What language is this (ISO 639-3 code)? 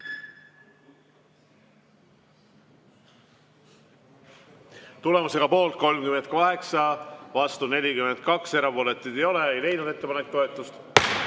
est